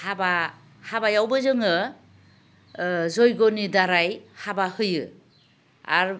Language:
Bodo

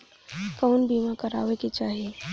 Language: Bhojpuri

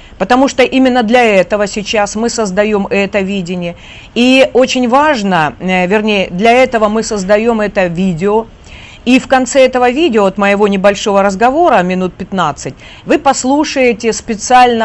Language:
Russian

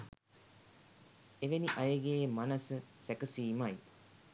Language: Sinhala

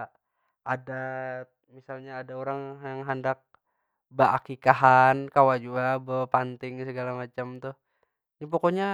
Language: Banjar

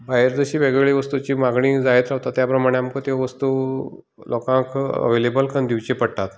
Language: Konkani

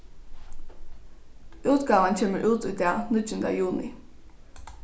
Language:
Faroese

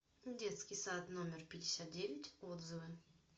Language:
Russian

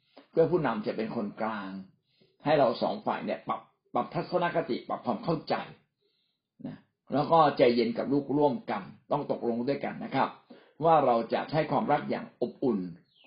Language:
Thai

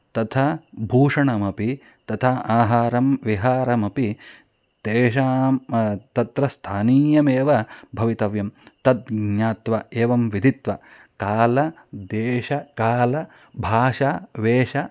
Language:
Sanskrit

